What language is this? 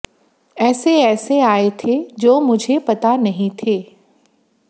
Hindi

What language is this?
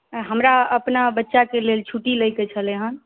Maithili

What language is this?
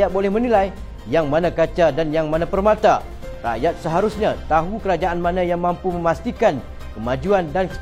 Malay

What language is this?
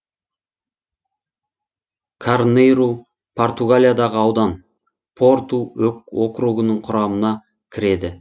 Kazakh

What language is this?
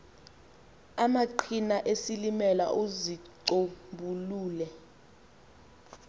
Xhosa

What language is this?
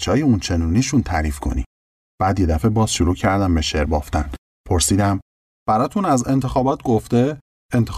Persian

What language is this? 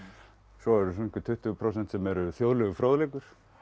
Icelandic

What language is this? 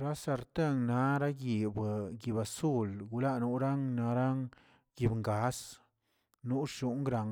Tilquiapan Zapotec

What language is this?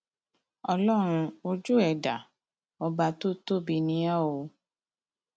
Yoruba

